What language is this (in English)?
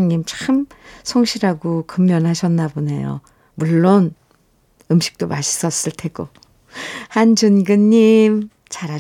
Korean